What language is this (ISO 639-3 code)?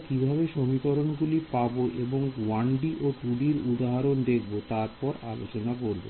ben